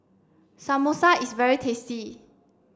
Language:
English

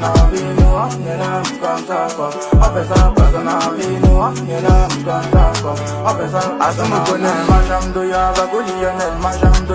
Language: Turkish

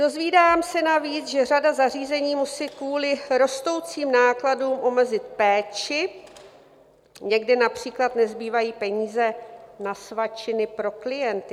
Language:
Czech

